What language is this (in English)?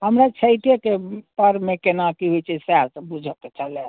Maithili